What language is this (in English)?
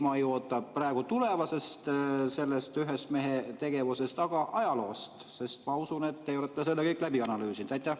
Estonian